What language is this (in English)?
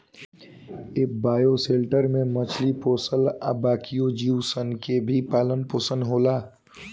Bhojpuri